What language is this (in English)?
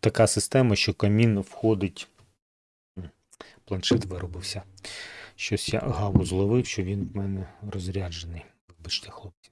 Ukrainian